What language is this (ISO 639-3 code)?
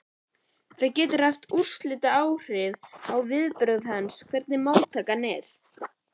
isl